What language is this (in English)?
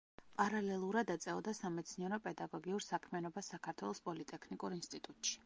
Georgian